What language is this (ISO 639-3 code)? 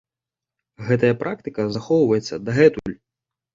bel